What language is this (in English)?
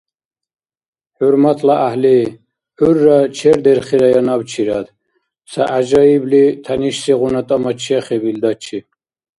Dargwa